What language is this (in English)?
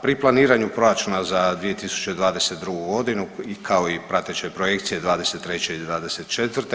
Croatian